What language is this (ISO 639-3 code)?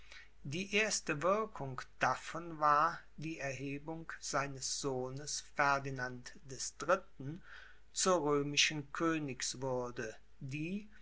deu